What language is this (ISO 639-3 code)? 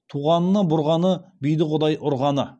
kaz